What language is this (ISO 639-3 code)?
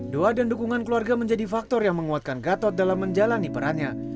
ind